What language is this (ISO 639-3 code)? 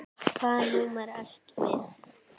isl